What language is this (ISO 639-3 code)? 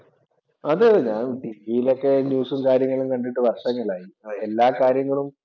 mal